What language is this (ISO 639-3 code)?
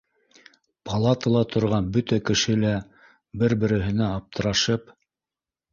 bak